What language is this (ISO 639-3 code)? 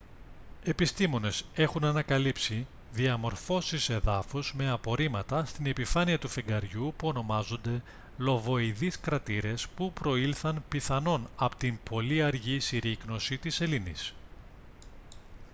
ell